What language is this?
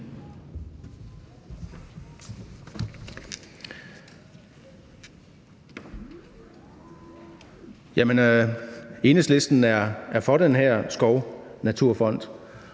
Danish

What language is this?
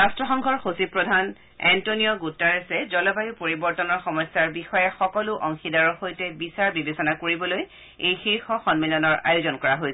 Assamese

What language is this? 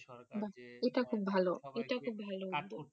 Bangla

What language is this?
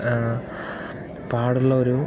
Malayalam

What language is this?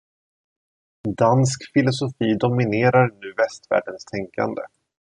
Swedish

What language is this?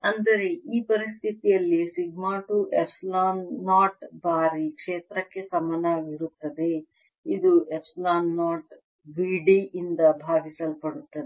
Kannada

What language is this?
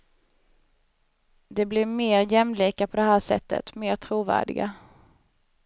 Swedish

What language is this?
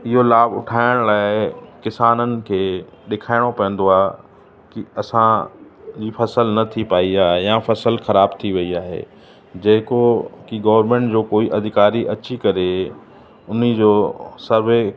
Sindhi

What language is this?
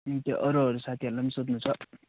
Nepali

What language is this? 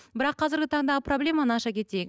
Kazakh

